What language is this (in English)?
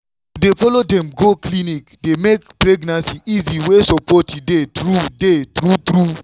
Nigerian Pidgin